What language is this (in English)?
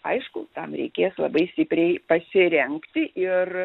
Lithuanian